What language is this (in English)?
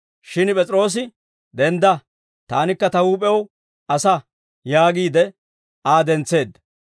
Dawro